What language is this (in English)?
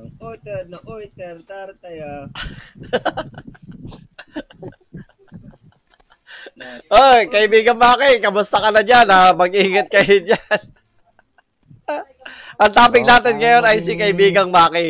Filipino